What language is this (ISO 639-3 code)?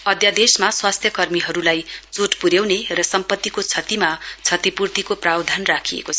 nep